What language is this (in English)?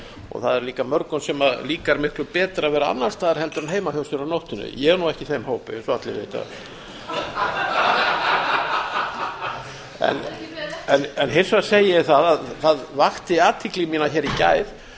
Icelandic